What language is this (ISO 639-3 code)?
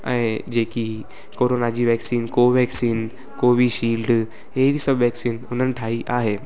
snd